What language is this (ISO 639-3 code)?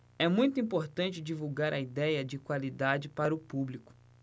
por